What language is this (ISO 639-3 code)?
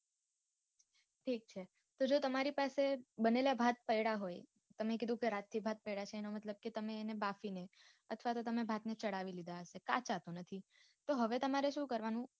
guj